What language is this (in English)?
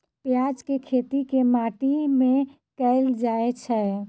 Maithili